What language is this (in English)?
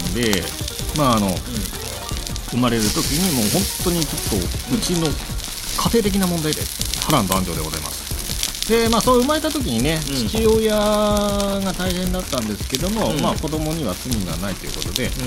Japanese